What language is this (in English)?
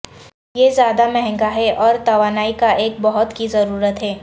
Urdu